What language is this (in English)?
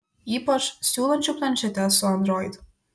Lithuanian